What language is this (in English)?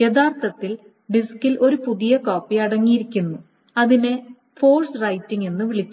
Malayalam